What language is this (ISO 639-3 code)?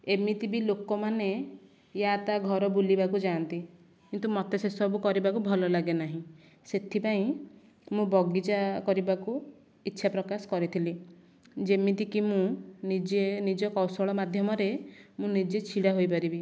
ori